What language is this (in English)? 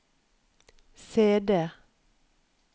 Norwegian